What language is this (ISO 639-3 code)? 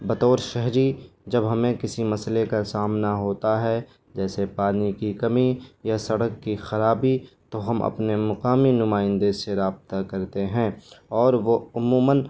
urd